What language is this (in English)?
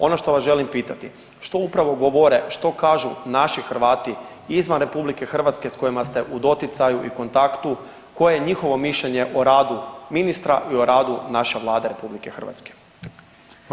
Croatian